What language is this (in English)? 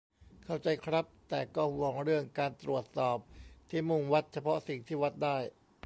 Thai